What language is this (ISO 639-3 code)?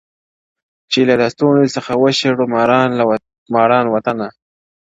pus